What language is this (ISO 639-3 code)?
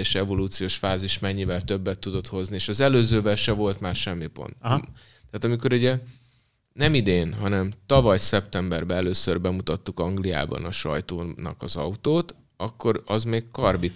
hun